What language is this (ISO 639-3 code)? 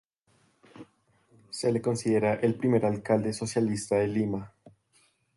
spa